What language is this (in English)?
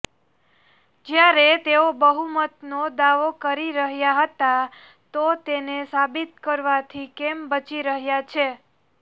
Gujarati